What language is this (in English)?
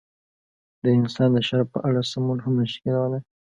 Pashto